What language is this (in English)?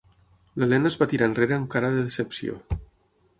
Catalan